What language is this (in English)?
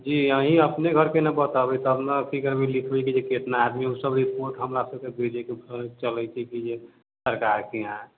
Maithili